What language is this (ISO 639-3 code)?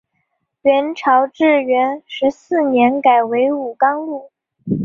zho